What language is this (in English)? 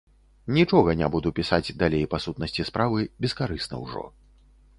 Belarusian